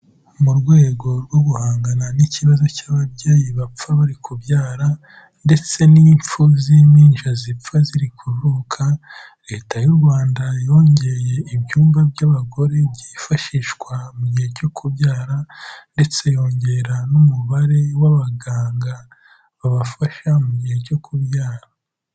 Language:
Kinyarwanda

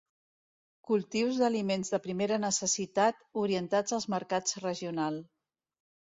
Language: Catalan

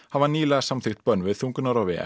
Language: Icelandic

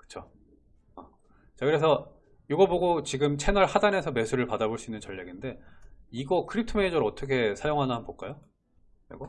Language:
Korean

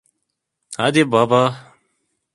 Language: Turkish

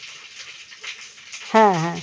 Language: Bangla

